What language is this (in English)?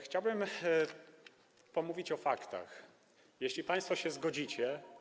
Polish